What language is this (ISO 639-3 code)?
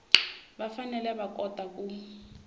tso